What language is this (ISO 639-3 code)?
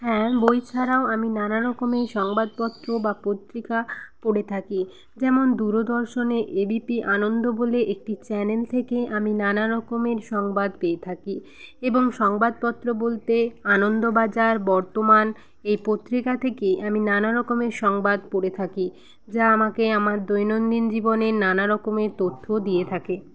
ben